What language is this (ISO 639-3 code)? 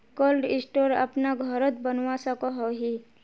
mag